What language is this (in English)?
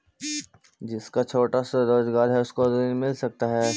Magahi